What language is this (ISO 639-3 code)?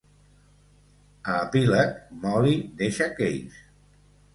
cat